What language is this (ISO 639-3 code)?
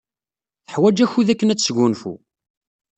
kab